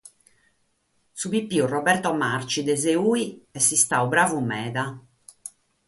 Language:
Sardinian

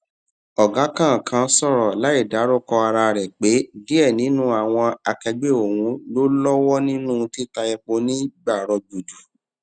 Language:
Yoruba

